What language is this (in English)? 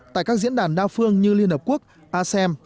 Vietnamese